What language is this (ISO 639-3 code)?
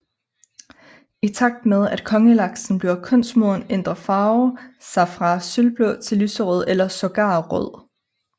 dan